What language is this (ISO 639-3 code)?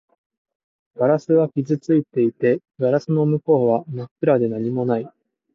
jpn